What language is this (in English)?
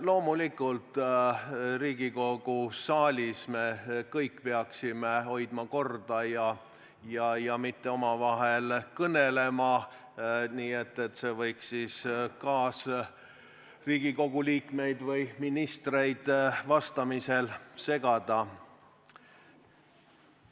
Estonian